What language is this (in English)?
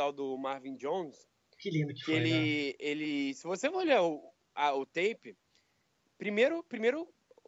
Portuguese